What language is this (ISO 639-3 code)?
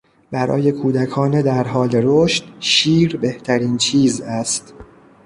fas